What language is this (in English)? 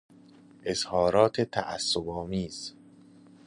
Persian